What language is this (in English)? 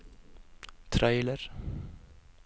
Norwegian